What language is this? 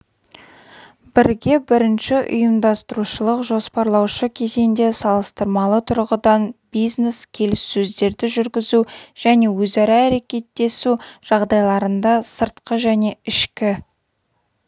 Kazakh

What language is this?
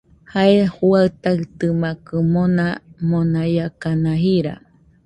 Nüpode Huitoto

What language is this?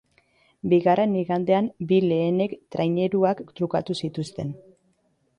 Basque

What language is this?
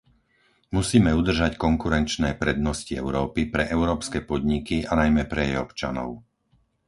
Slovak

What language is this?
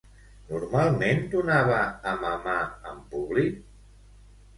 Catalan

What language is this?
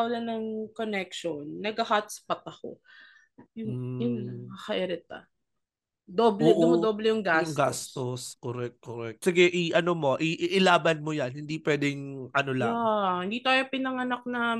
Filipino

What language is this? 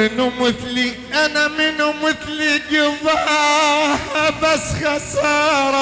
Arabic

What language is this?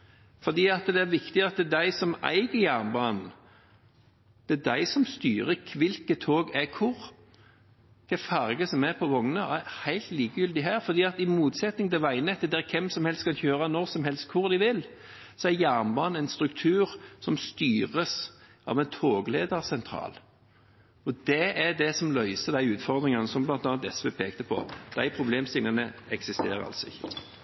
Norwegian Bokmål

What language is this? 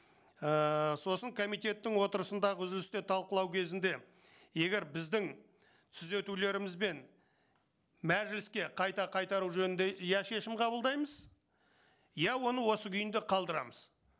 Kazakh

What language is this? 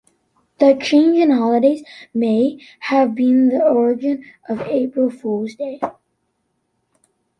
English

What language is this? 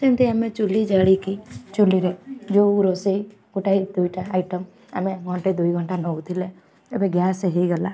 Odia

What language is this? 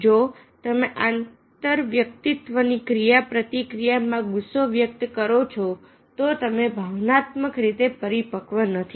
Gujarati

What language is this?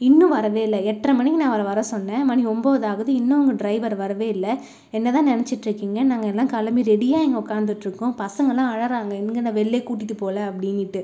Tamil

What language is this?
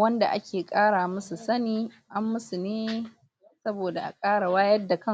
Hausa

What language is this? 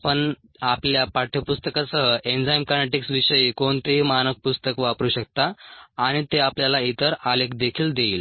Marathi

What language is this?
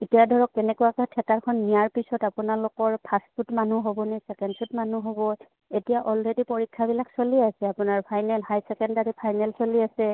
Assamese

